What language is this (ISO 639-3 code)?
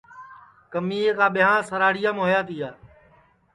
ssi